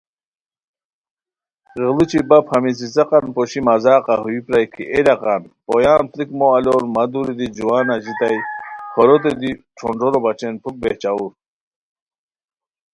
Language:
Khowar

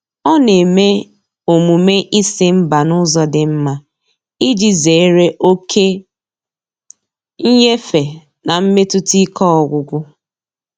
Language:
Igbo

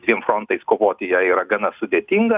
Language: Lithuanian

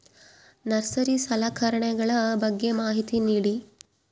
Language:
Kannada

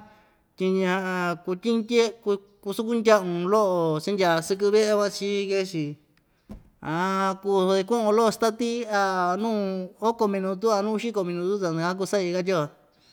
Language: Ixtayutla Mixtec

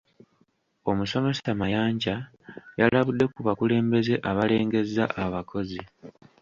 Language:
Ganda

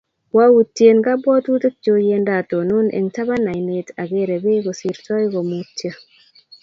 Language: Kalenjin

